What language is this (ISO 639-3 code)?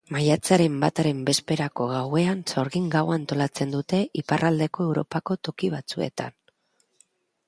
eus